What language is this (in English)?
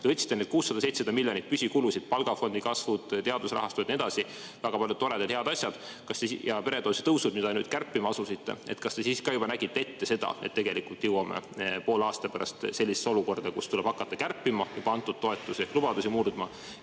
Estonian